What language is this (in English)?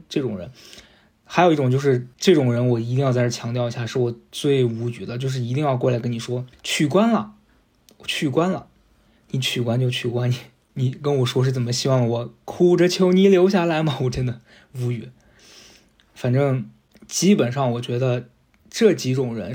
Chinese